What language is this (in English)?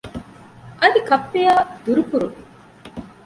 Divehi